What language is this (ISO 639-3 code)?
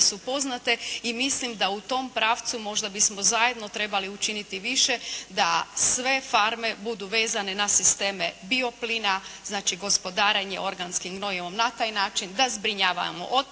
hrv